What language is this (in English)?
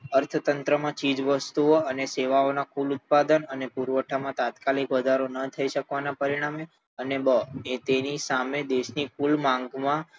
Gujarati